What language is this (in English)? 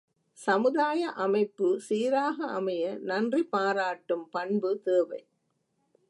Tamil